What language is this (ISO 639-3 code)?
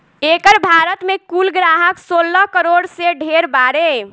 bho